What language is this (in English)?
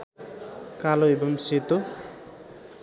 Nepali